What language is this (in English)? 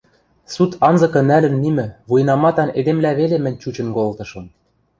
Western Mari